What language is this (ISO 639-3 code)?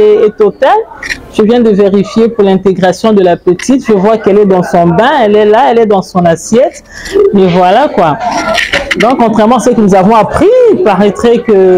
fra